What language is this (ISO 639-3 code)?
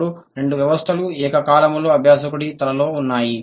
tel